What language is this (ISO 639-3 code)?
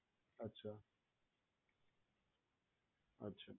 guj